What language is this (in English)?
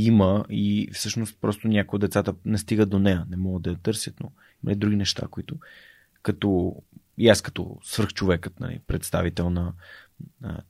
Bulgarian